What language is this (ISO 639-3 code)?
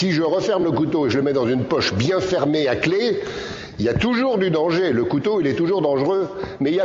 fra